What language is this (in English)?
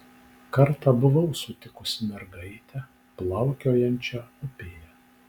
Lithuanian